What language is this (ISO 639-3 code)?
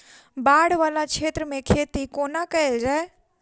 mai